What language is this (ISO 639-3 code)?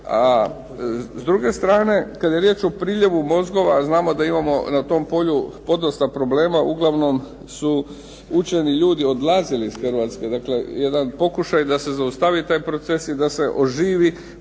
hrv